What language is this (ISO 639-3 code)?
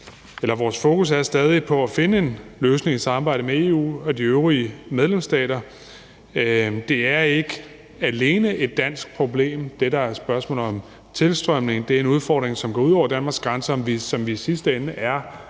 dan